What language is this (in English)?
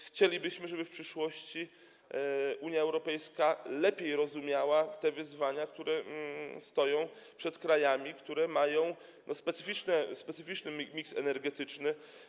Polish